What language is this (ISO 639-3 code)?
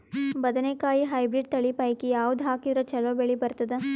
kan